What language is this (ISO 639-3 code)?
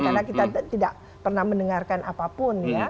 ind